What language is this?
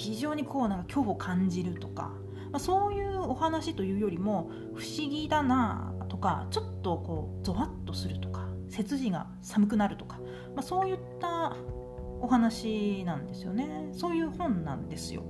Japanese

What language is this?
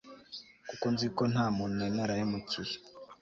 Kinyarwanda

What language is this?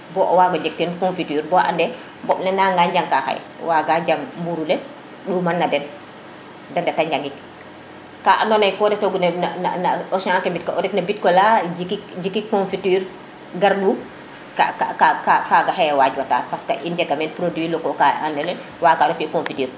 Serer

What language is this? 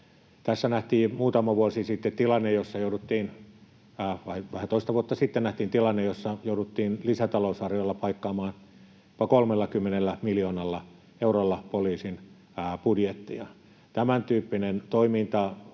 Finnish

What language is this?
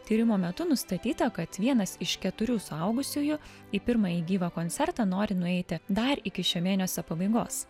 Lithuanian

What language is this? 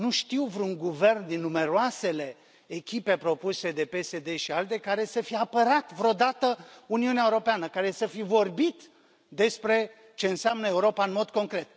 Romanian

